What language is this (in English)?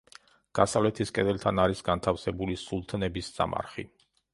Georgian